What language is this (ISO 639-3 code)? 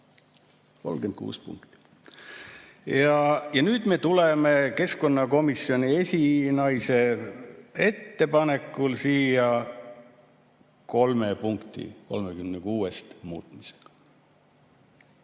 est